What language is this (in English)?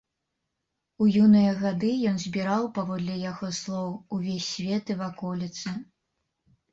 Belarusian